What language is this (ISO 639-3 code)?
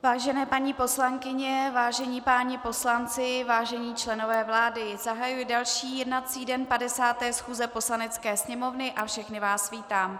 ces